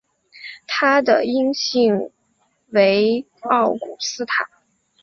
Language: Chinese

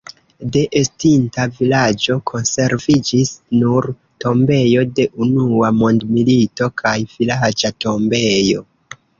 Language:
Esperanto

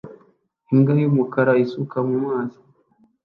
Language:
Kinyarwanda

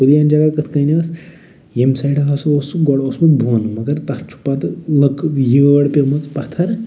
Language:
Kashmiri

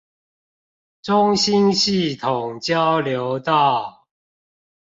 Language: Chinese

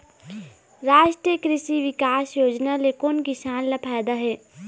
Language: Chhattisgarhi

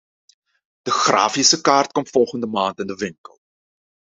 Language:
Dutch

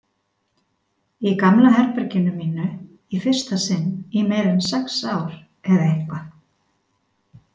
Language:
Icelandic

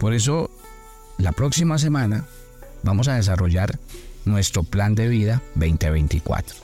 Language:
Spanish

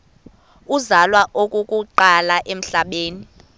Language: Xhosa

